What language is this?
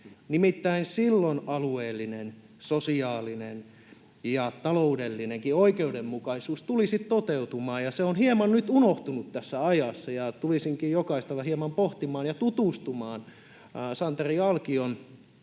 Finnish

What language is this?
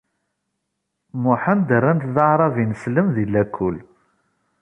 Kabyle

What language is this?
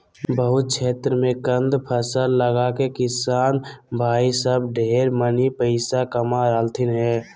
Magahi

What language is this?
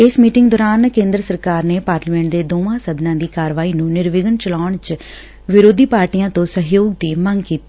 Punjabi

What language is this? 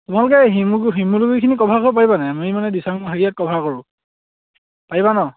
Assamese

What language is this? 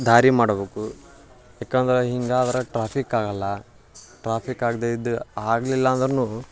Kannada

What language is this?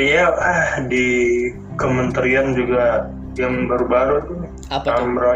Indonesian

